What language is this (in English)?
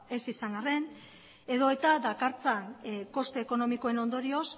Basque